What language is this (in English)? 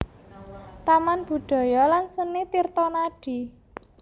Javanese